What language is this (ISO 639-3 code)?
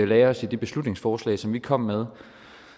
dan